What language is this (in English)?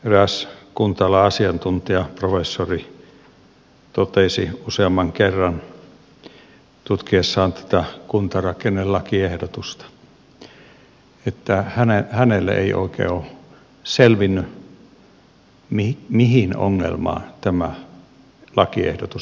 Finnish